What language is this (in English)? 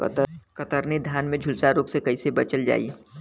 Bhojpuri